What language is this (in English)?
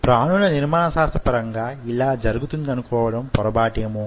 Telugu